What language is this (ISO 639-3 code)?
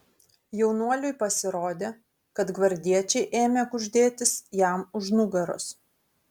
lit